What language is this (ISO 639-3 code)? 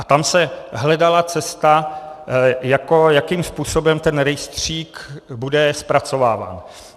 ces